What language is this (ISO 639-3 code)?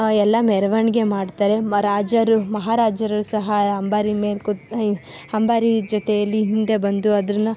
kan